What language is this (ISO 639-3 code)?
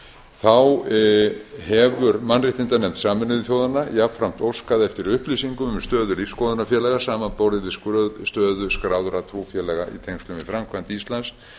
isl